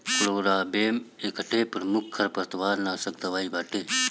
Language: Bhojpuri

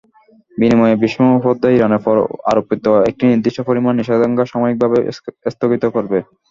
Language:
Bangla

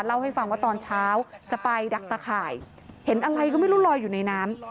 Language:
Thai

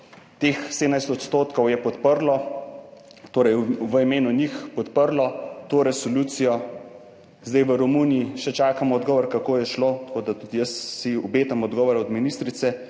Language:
Slovenian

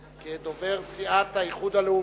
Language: Hebrew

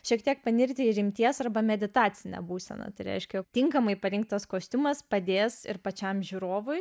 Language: Lithuanian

